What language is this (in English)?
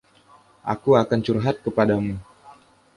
Indonesian